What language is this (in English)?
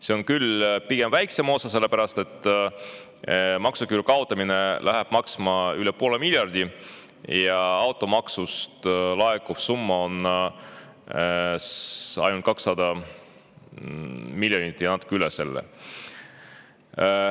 Estonian